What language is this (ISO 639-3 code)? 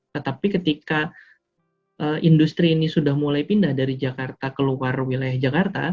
ind